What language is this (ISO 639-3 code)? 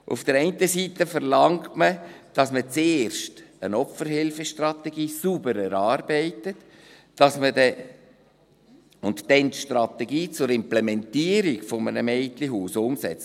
gsw